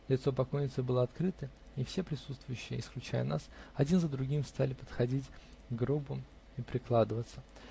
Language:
Russian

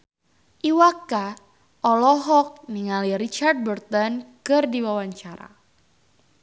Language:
Sundanese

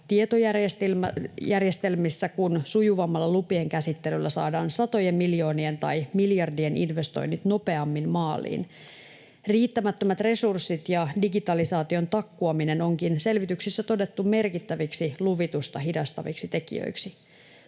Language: Finnish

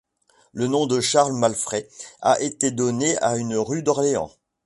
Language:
French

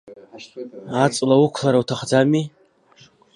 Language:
Abkhazian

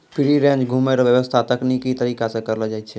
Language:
Maithili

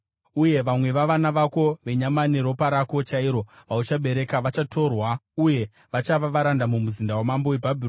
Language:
Shona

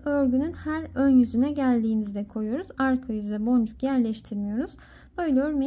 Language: Turkish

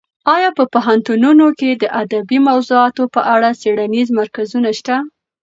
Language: Pashto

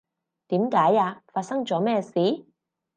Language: Cantonese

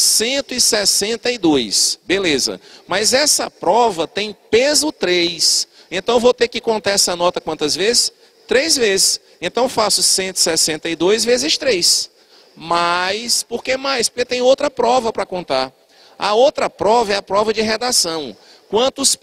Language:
Portuguese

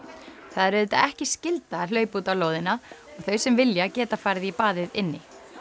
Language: Icelandic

